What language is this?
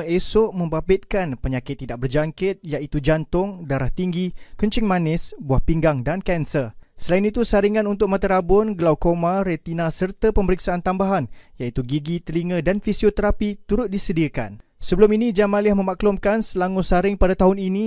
Malay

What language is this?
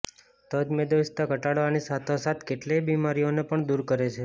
Gujarati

